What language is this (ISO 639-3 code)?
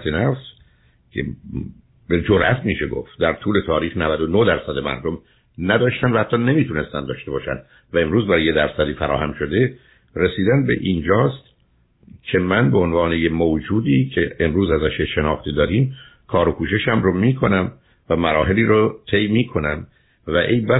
fas